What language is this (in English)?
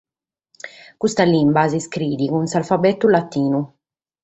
Sardinian